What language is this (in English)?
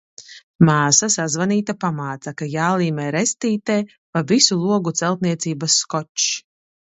Latvian